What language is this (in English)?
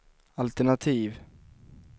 Swedish